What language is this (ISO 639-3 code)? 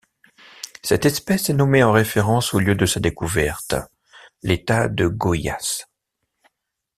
fra